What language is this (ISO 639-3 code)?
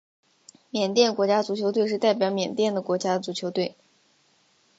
zho